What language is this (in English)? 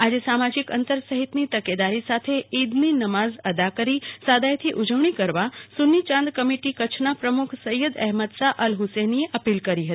Gujarati